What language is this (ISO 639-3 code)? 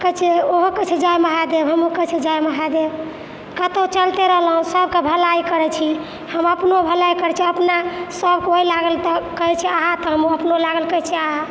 mai